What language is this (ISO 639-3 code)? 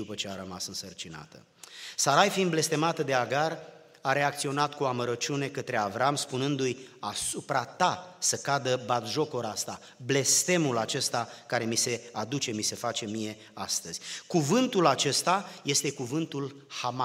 ron